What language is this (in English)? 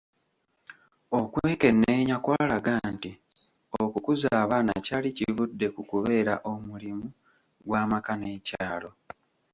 Ganda